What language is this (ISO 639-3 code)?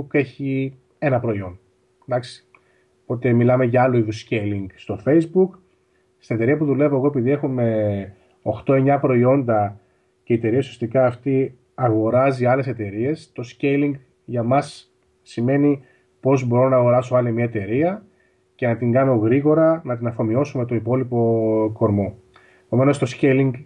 ell